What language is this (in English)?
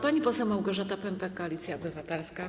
Polish